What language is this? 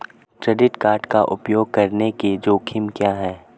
Hindi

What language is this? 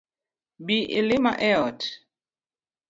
Luo (Kenya and Tanzania)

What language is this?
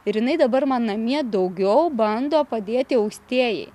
Lithuanian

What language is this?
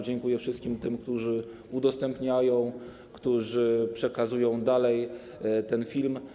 Polish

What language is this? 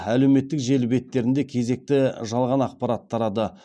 Kazakh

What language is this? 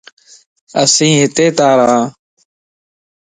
Lasi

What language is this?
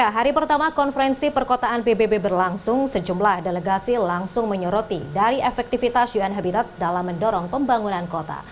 Indonesian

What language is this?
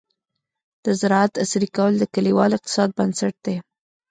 Pashto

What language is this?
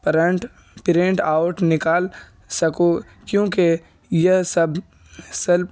Urdu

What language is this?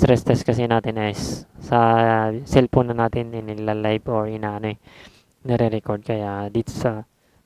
Filipino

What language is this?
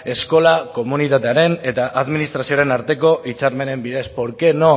Basque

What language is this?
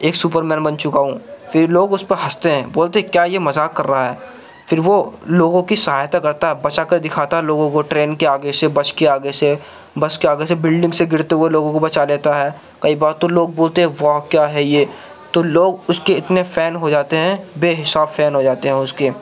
Urdu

